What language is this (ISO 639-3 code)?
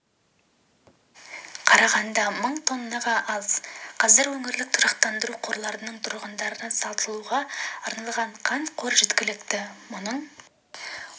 kaz